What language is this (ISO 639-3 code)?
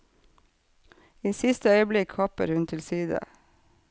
nor